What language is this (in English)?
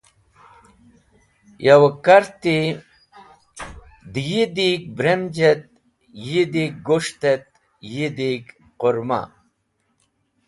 Wakhi